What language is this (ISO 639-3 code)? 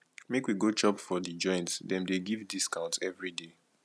pcm